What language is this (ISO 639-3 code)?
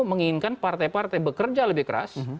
ind